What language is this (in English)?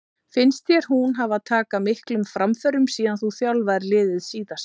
Icelandic